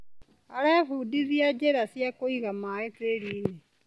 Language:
Kikuyu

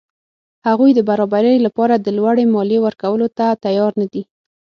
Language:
Pashto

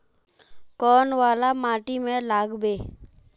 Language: Magahi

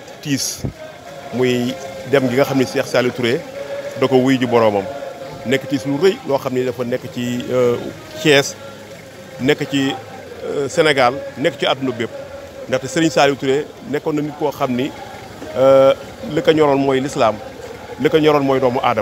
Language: Arabic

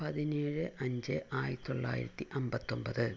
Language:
Malayalam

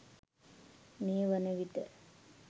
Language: Sinhala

